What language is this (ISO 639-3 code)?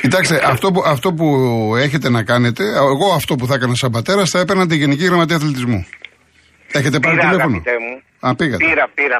ell